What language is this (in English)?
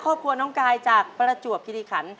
Thai